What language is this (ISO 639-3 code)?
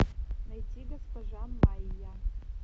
rus